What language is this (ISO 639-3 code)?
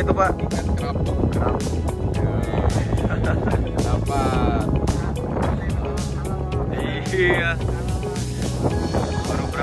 ind